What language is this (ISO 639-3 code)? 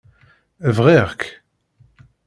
kab